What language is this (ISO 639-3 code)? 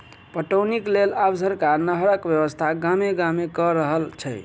mai